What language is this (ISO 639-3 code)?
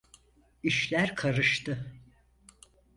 tur